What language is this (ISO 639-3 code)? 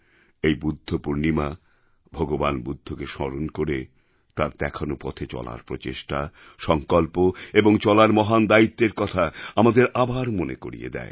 ben